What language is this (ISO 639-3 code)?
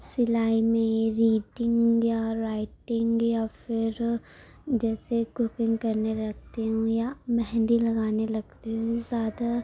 urd